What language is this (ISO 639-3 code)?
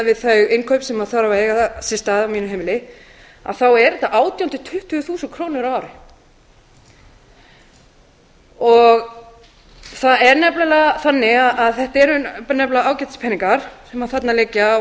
isl